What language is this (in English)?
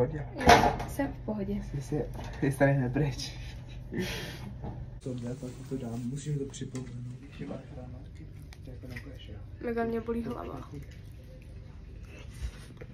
Czech